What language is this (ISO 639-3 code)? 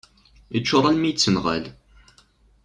kab